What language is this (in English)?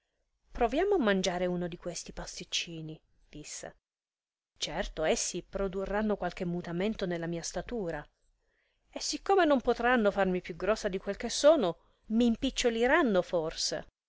Italian